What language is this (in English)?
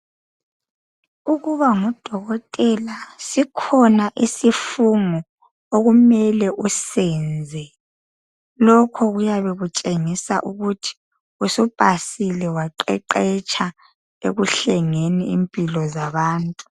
North Ndebele